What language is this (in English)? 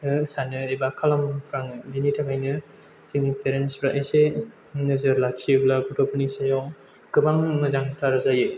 Bodo